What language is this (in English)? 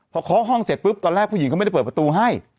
Thai